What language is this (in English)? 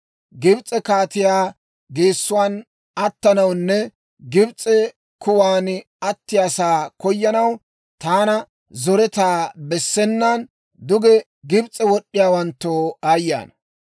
Dawro